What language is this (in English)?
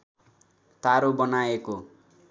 Nepali